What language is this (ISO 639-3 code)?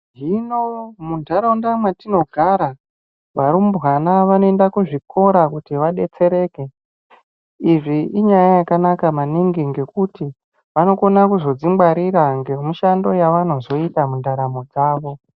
ndc